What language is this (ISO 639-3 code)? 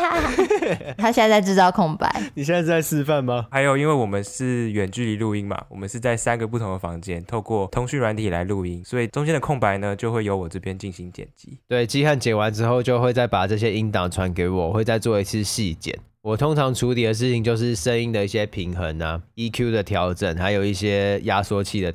zho